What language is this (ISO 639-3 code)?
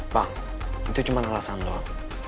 ind